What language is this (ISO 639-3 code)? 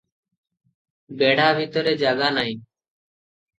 ori